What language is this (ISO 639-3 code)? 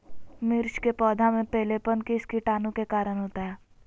mag